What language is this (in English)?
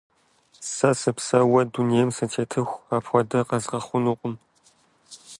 Kabardian